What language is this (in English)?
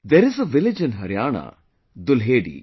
English